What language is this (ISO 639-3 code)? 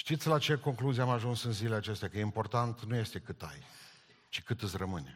ron